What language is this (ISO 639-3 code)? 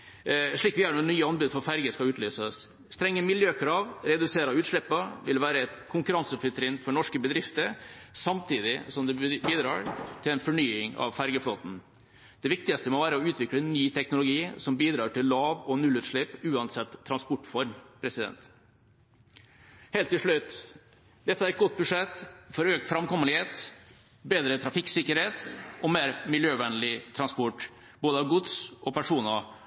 nob